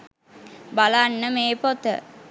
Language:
Sinhala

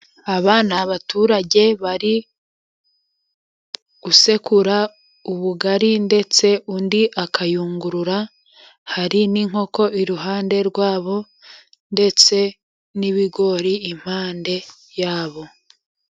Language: Kinyarwanda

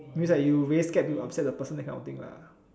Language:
English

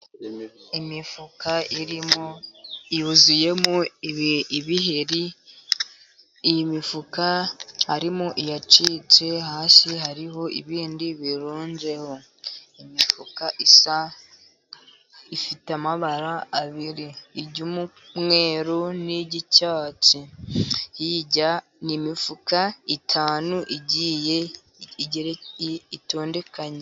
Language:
Kinyarwanda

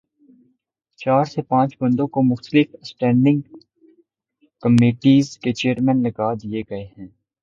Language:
Urdu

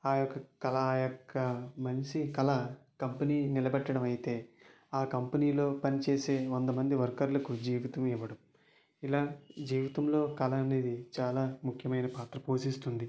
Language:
Telugu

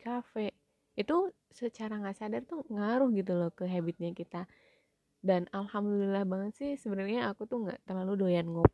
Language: Indonesian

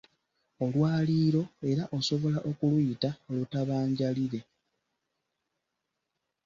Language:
Ganda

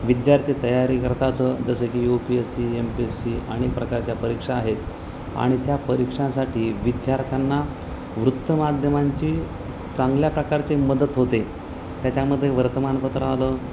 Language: Marathi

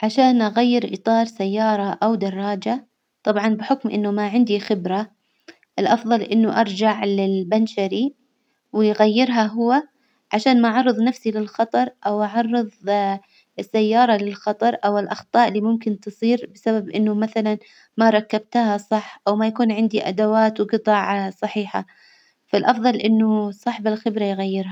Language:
Hijazi Arabic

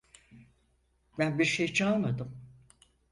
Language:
Turkish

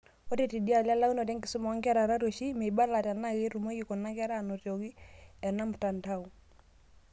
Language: Masai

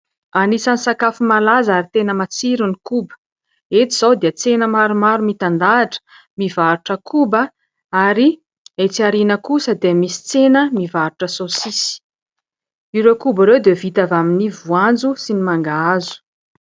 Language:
Malagasy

